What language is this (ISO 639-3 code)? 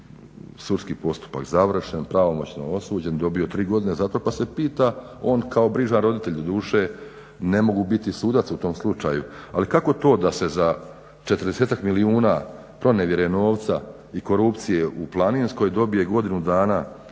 hrv